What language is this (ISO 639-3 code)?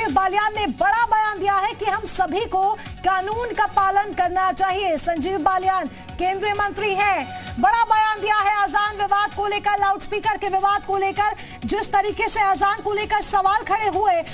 hin